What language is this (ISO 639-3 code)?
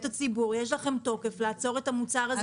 heb